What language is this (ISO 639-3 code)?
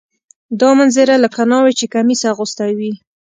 pus